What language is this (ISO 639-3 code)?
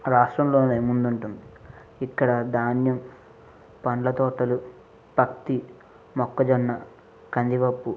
tel